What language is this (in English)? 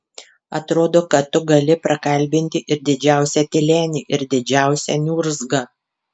Lithuanian